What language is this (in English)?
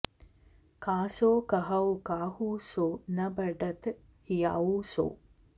Sanskrit